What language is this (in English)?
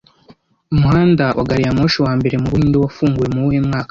Kinyarwanda